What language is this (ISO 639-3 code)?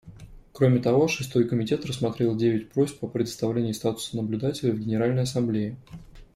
rus